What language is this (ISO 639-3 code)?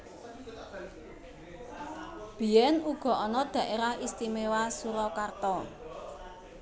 jav